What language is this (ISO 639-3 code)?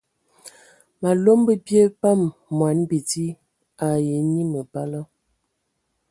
ewo